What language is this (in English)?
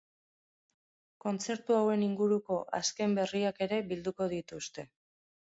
Basque